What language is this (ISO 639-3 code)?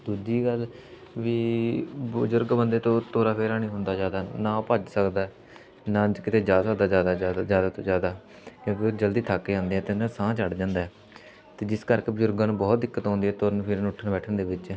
pan